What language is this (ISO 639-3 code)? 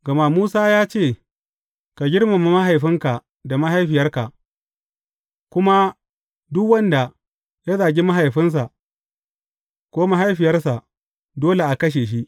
hau